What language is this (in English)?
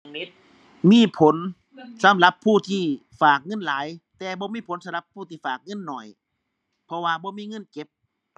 Thai